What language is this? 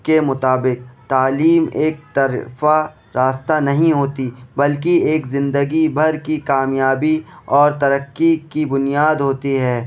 Urdu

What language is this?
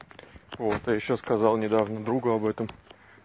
Russian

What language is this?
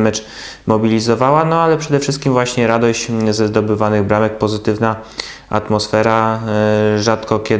Polish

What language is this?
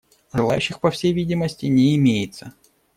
Russian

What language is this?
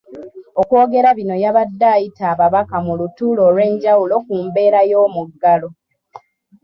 Ganda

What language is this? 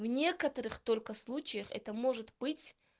Russian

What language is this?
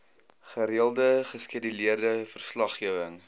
Afrikaans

